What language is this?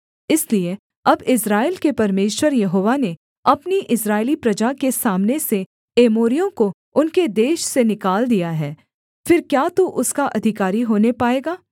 Hindi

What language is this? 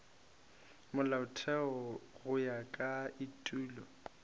Northern Sotho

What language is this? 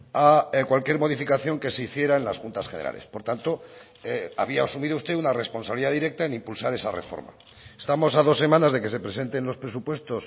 Spanish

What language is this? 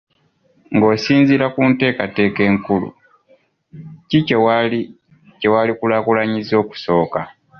Ganda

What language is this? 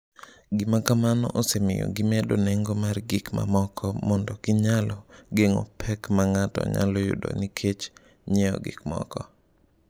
Luo (Kenya and Tanzania)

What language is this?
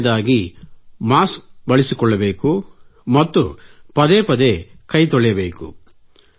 Kannada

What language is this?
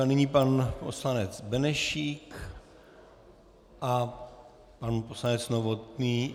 Czech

